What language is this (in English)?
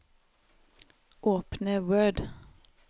Norwegian